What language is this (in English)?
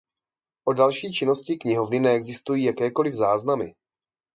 Czech